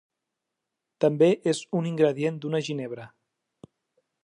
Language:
Catalan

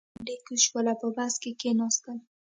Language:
Pashto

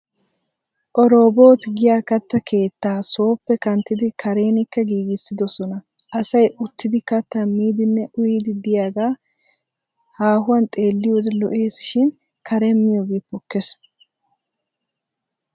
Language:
Wolaytta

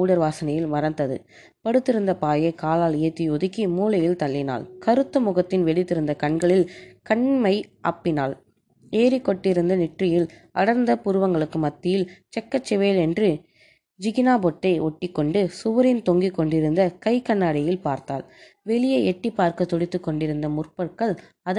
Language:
Tamil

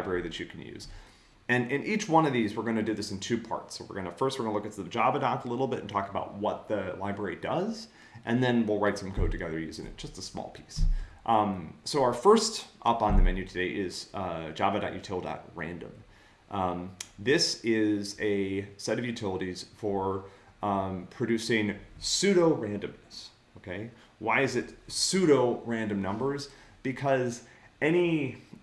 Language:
English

